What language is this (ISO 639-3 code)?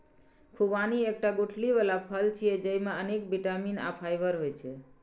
mai